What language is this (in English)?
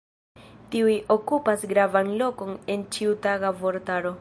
Esperanto